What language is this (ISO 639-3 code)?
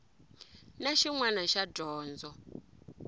tso